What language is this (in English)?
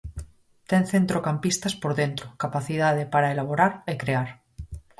Galician